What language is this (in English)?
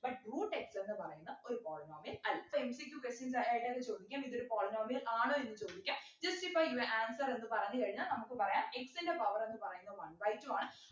Malayalam